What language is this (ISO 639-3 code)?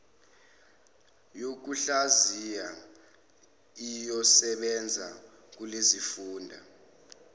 zul